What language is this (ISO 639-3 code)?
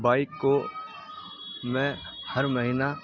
urd